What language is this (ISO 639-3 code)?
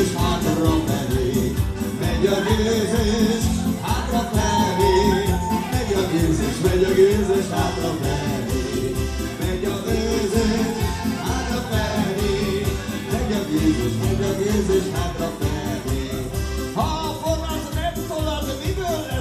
hun